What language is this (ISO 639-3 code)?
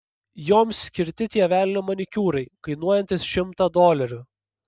lit